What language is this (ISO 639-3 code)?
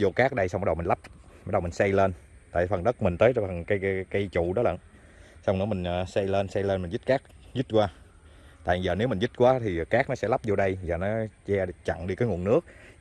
vie